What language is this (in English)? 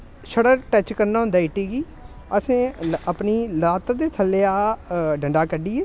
Dogri